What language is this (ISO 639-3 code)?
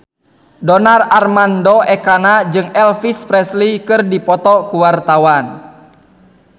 sun